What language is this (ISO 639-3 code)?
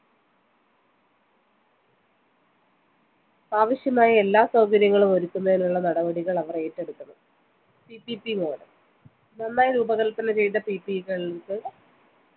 mal